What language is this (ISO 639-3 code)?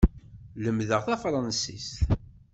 kab